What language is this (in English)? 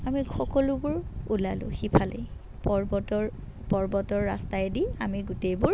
Assamese